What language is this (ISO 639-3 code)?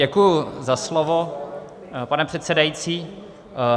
ces